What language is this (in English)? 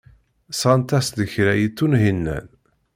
Kabyle